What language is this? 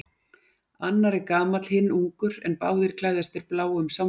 Icelandic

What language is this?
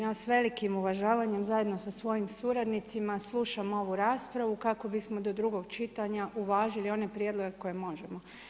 Croatian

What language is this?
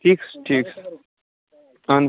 Kashmiri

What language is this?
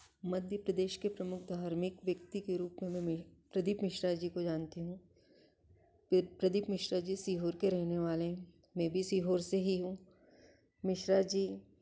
Hindi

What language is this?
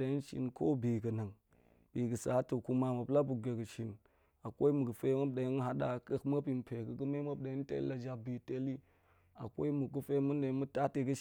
Goemai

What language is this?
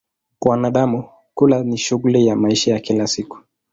Swahili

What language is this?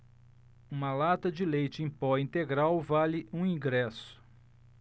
Portuguese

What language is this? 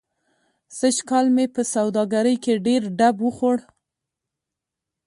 Pashto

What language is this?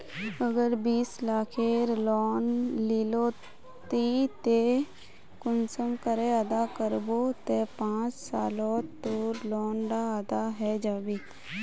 Magahi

